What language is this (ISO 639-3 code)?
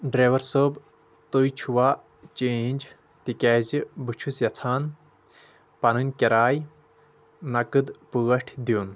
kas